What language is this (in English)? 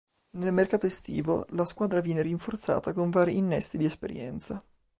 Italian